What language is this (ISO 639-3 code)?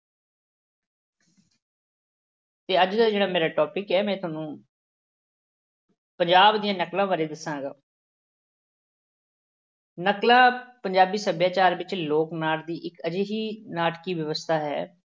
pan